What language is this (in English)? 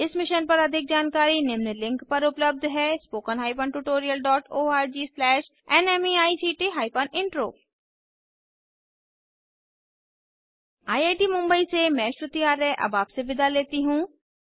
Hindi